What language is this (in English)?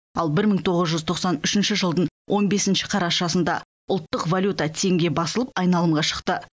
Kazakh